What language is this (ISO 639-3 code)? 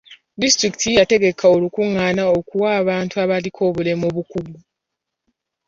lug